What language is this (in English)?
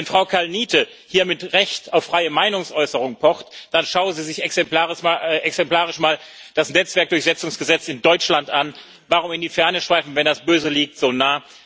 German